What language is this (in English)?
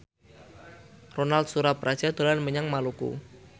Javanese